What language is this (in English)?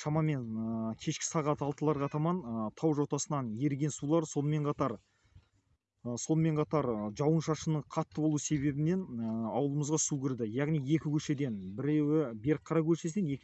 Russian